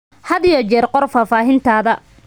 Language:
Somali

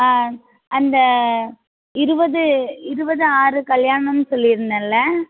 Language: Tamil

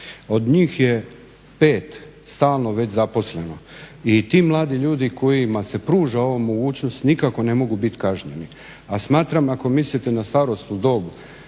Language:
Croatian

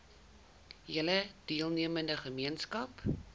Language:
Afrikaans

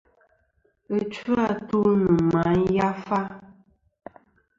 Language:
Kom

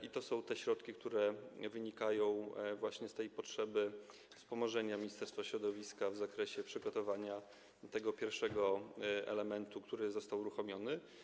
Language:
Polish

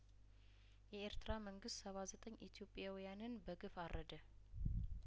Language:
Amharic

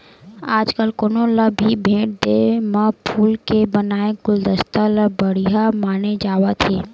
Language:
Chhattisgarhi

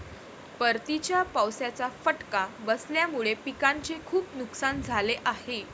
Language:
Marathi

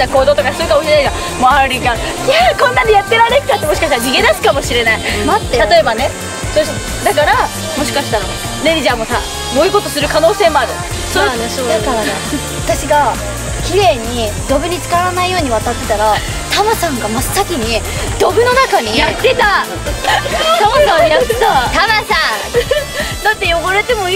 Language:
Japanese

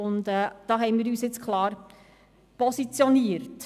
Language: Swiss German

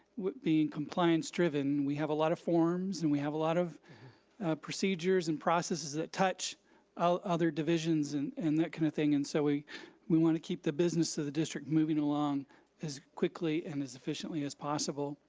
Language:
English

